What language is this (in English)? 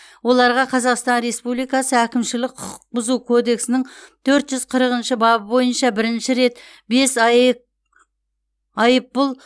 Kazakh